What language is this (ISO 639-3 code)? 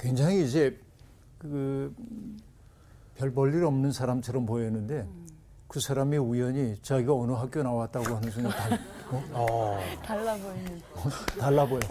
kor